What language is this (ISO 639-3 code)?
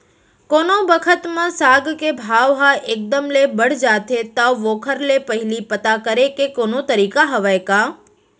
hne